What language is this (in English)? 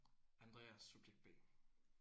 Danish